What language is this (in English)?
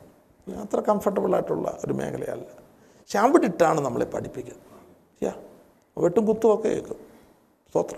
Malayalam